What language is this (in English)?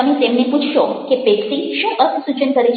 Gujarati